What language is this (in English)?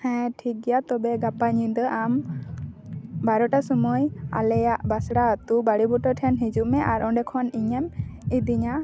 Santali